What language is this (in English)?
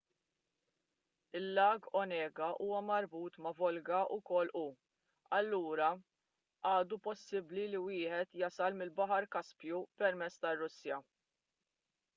Maltese